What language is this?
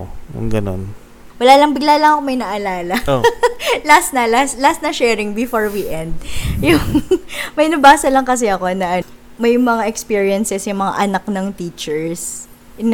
Filipino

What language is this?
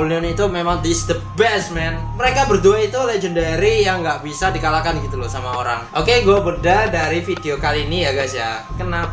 Indonesian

